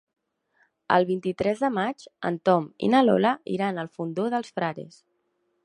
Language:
Catalan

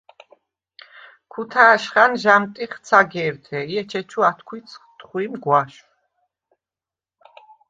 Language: Svan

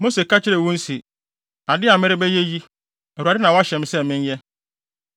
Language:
Akan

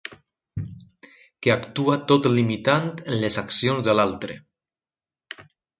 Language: Catalan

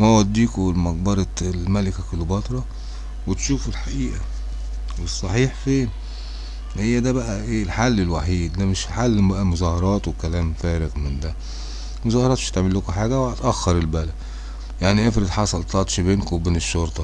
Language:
Arabic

